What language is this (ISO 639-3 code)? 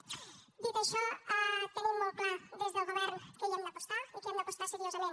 cat